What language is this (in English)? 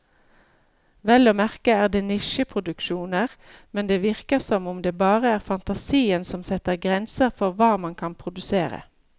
Norwegian